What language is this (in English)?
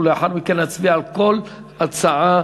Hebrew